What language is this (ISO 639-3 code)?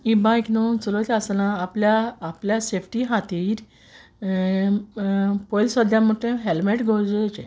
kok